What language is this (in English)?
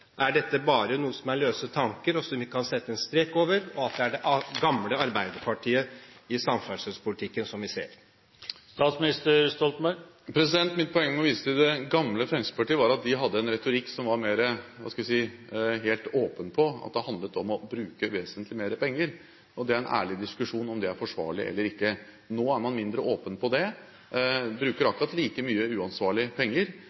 Norwegian Bokmål